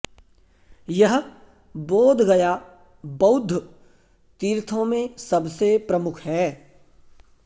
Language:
Sanskrit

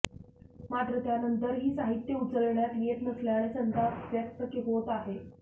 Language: Marathi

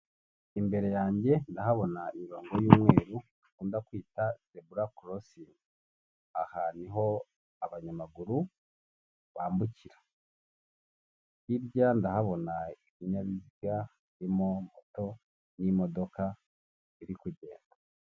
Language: Kinyarwanda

